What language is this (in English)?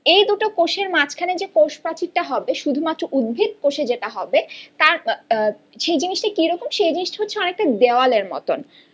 Bangla